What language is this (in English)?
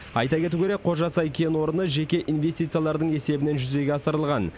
Kazakh